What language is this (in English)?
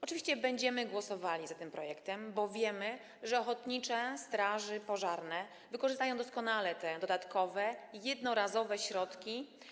Polish